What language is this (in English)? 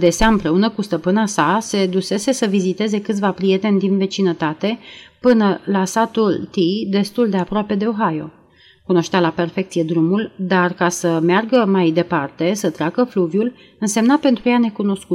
Romanian